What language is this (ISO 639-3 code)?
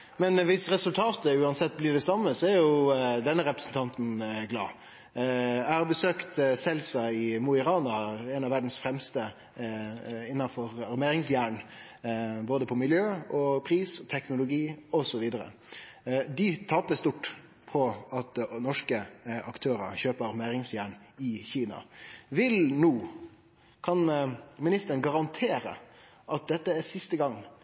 nno